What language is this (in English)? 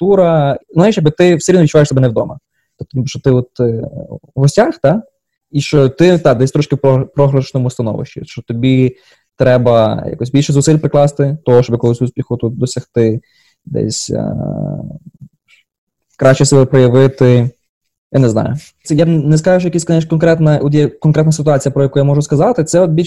Ukrainian